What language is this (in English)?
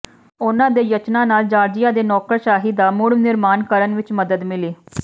Punjabi